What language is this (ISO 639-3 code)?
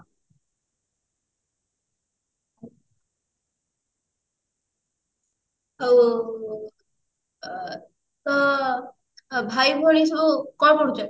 ori